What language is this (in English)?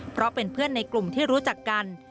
Thai